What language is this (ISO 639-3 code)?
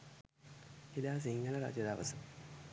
sin